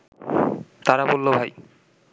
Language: Bangla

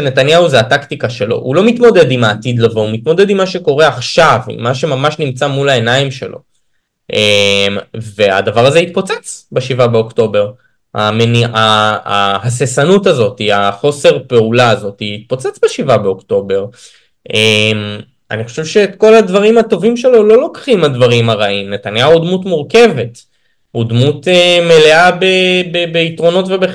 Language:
Hebrew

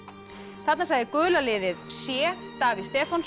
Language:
Icelandic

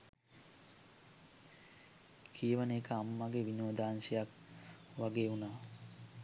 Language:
Sinhala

